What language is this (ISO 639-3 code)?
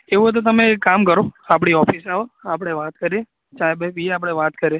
guj